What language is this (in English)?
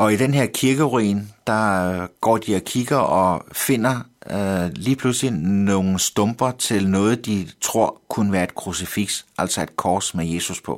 Danish